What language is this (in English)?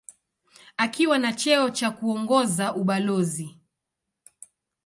Swahili